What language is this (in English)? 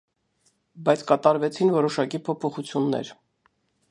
Armenian